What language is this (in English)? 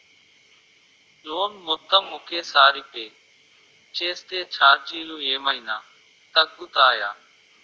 Telugu